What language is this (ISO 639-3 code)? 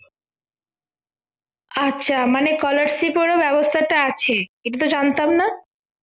ben